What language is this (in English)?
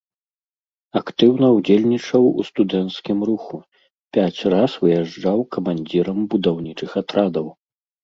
Belarusian